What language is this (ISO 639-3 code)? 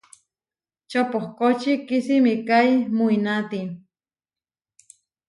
var